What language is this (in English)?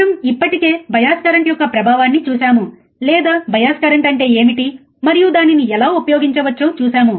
Telugu